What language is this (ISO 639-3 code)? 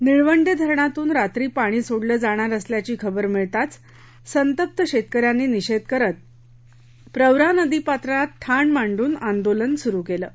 mar